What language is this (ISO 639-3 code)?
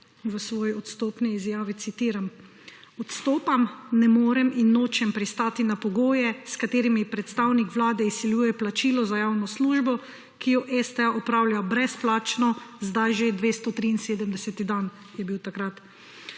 slv